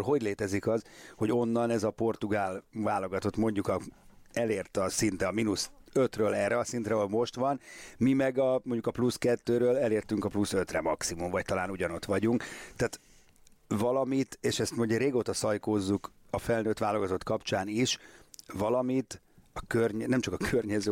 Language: Hungarian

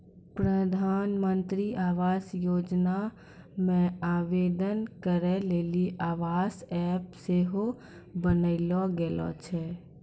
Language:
Maithili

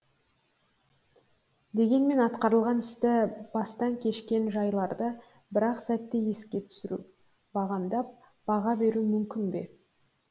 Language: Kazakh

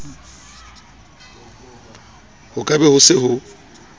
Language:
Southern Sotho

